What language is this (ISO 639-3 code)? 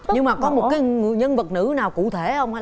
vie